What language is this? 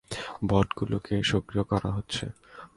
Bangla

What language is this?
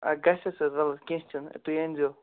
Kashmiri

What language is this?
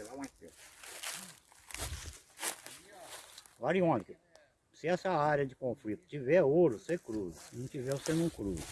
Portuguese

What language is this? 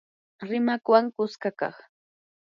Yanahuanca Pasco Quechua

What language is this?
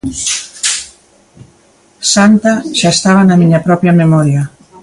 Galician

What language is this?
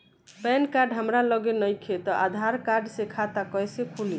Bhojpuri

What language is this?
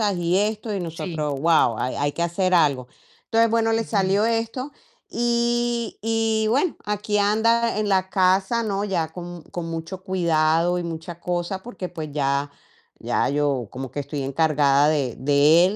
Spanish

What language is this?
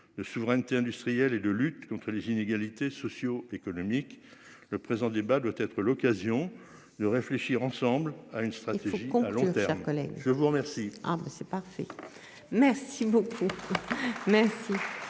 French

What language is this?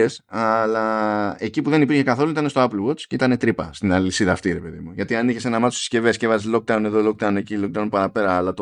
Greek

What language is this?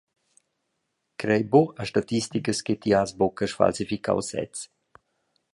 Romansh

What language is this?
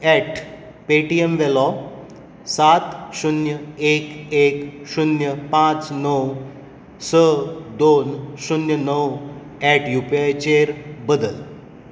Konkani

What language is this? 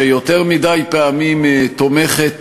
Hebrew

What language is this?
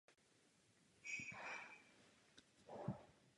Czech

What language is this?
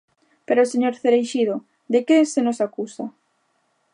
Galician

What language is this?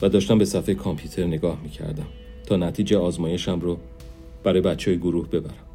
Persian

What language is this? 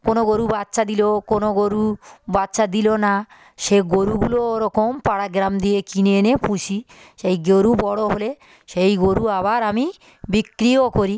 Bangla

